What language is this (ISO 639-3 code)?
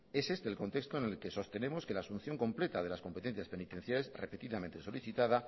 spa